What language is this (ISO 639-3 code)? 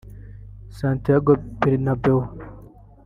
kin